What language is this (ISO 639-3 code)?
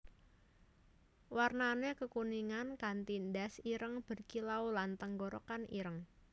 jav